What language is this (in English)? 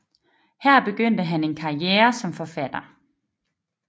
Danish